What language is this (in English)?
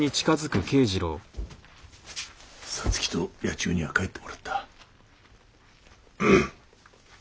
Japanese